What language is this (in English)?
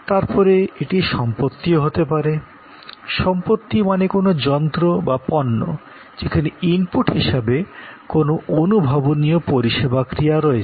Bangla